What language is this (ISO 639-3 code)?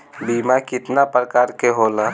bho